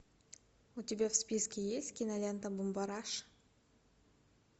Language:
Russian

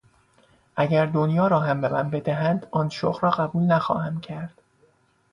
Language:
Persian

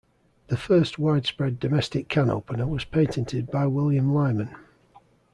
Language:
English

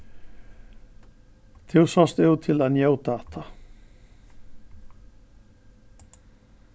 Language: Faroese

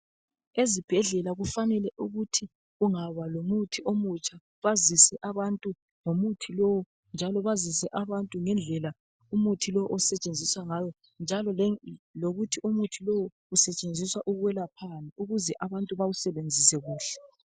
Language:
North Ndebele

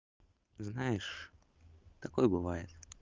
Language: Russian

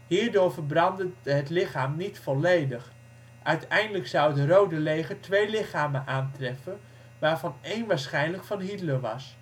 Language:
Dutch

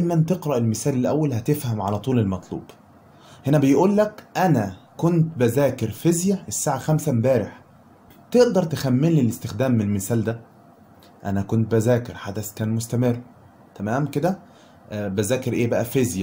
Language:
Arabic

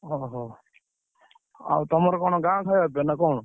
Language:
Odia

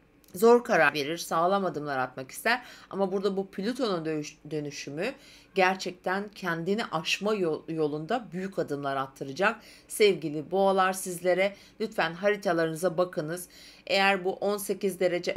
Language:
Turkish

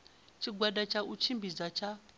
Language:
Venda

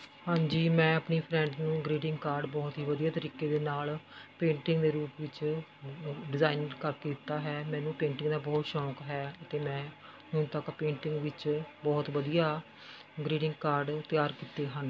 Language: Punjabi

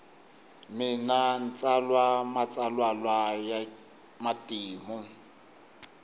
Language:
Tsonga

